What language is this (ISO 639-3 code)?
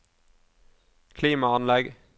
nor